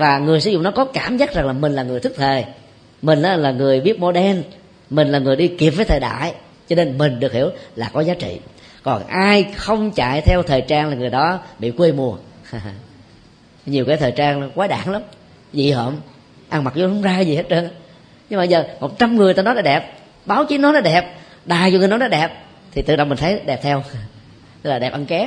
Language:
Vietnamese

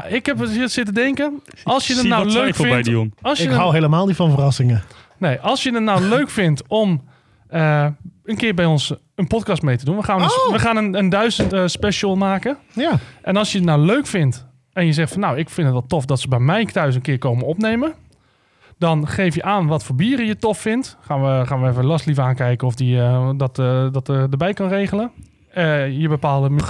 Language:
Dutch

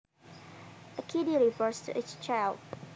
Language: Javanese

